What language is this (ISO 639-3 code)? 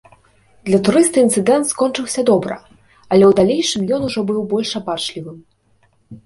bel